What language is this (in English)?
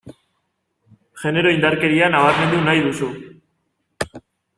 Basque